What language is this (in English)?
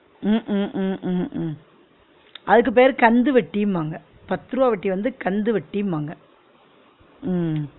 Tamil